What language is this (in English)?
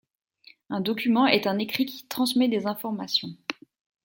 French